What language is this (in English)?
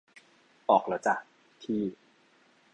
Thai